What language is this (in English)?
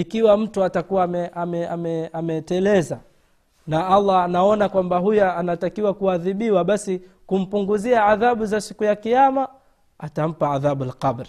Swahili